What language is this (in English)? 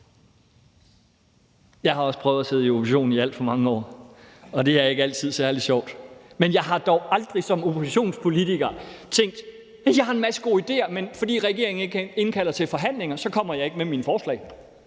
Danish